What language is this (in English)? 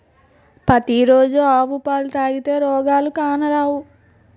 Telugu